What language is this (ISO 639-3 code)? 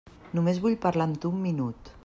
cat